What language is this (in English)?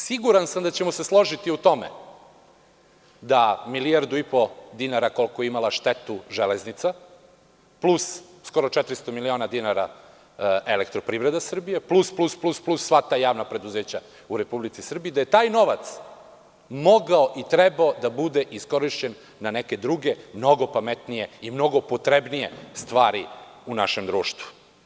Serbian